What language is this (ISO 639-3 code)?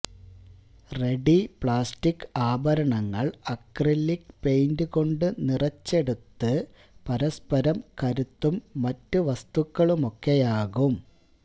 mal